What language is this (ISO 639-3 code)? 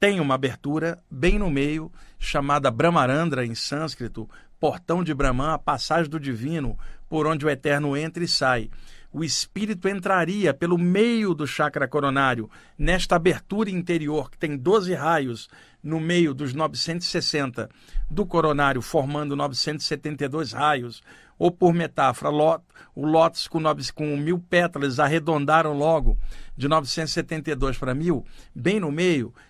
por